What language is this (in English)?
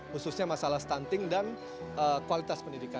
Indonesian